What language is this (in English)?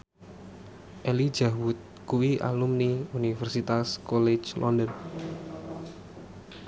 Javanese